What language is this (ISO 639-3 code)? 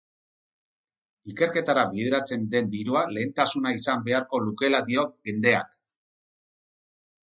eus